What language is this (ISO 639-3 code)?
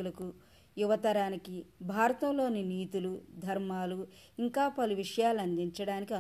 tel